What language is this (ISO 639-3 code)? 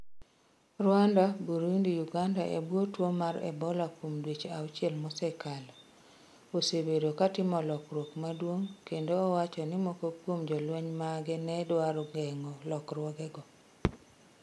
luo